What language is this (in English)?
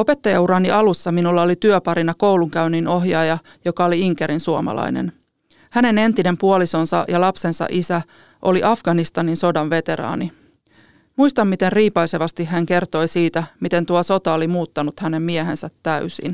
Finnish